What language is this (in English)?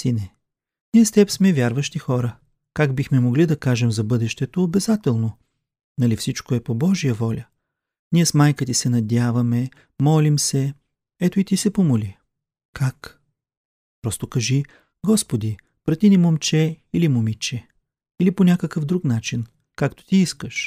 Bulgarian